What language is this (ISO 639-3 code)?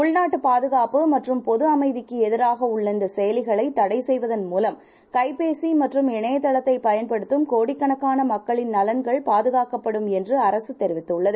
tam